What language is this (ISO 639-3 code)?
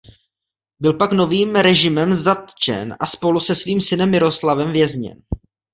ces